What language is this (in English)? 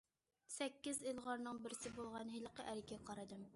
Uyghur